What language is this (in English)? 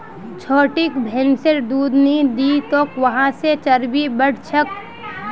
Magahi